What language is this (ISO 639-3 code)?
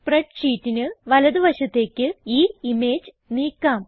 mal